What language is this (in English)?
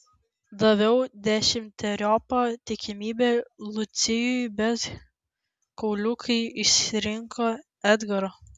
Lithuanian